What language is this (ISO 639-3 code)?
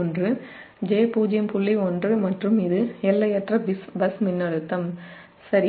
tam